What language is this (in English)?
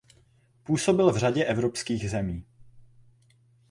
Czech